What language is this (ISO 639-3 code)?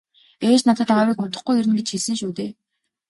mon